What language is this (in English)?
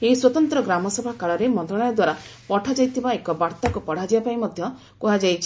Odia